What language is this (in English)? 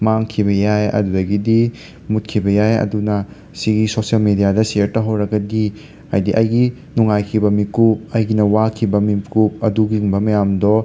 Manipuri